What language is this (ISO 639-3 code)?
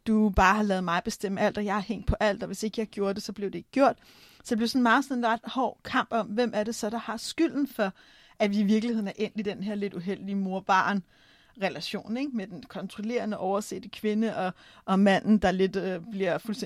dan